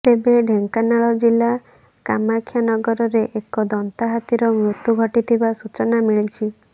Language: Odia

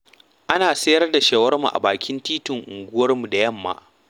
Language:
Hausa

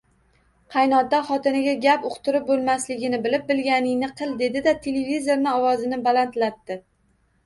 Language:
Uzbek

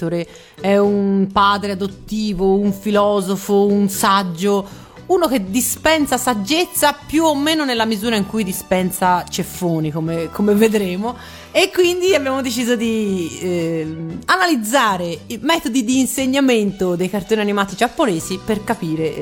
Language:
Italian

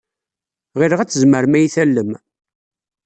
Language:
Kabyle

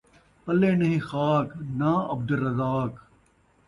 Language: Saraiki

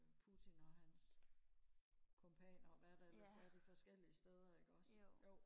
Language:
Danish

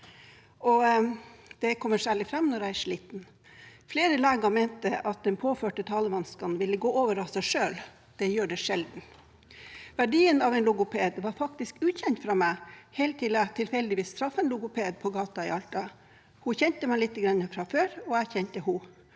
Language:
Norwegian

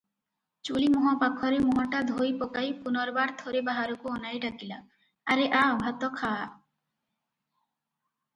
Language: Odia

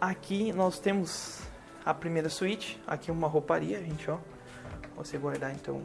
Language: Portuguese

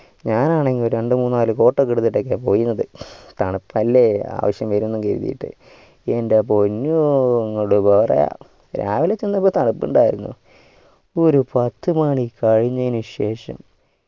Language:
Malayalam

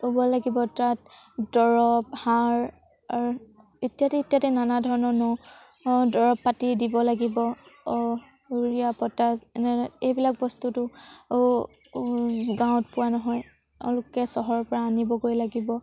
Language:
Assamese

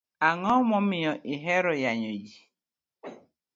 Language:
Luo (Kenya and Tanzania)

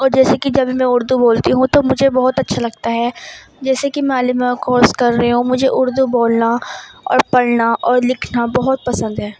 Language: Urdu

